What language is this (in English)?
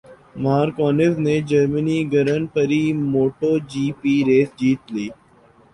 Urdu